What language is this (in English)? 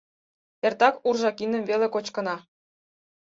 Mari